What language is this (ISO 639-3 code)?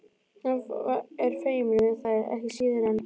isl